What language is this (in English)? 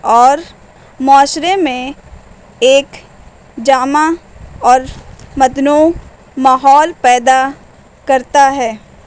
Urdu